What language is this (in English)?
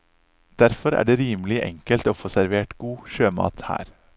Norwegian